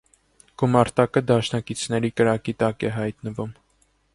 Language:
Armenian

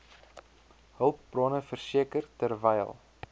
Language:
Afrikaans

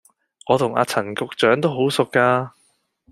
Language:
Cantonese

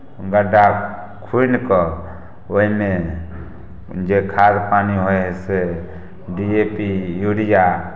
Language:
Maithili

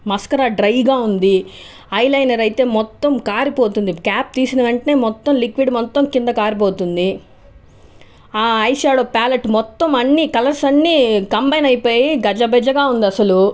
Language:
Telugu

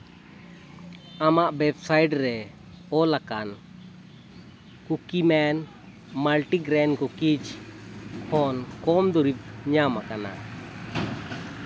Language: Santali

